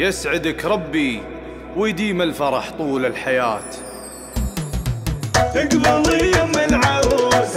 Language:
Arabic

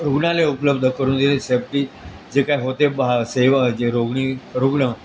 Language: Marathi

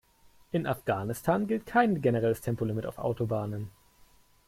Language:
German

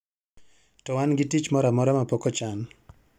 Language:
Luo (Kenya and Tanzania)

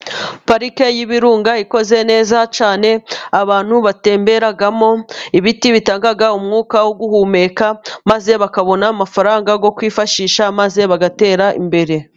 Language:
Kinyarwanda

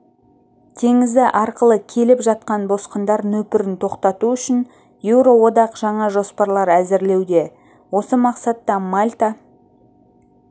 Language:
Kazakh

